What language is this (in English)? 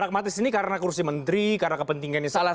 Indonesian